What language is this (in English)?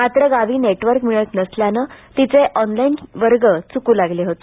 Marathi